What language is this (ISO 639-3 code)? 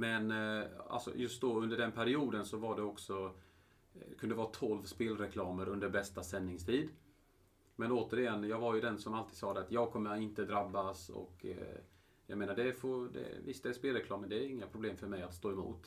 swe